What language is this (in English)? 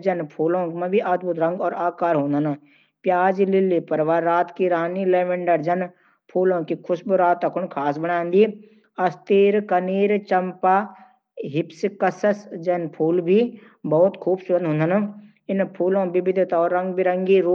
Garhwali